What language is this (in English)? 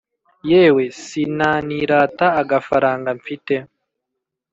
Kinyarwanda